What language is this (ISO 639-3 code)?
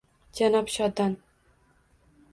uzb